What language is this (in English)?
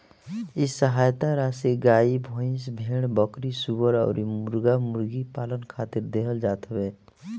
Bhojpuri